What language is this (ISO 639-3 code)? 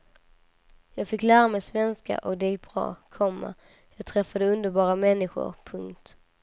swe